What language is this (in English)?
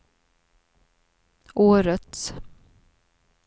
Swedish